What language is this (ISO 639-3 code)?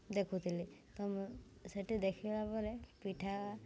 ori